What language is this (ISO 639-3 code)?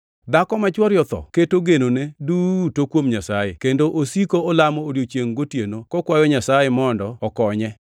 luo